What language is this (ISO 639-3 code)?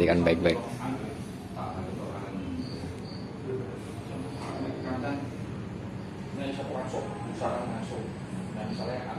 ind